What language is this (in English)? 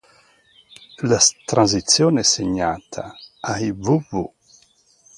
Italian